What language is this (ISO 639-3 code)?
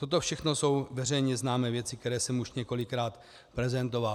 ces